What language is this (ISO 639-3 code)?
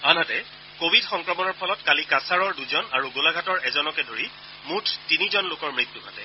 asm